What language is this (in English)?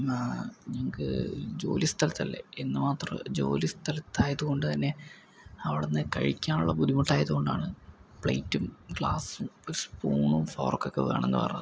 Malayalam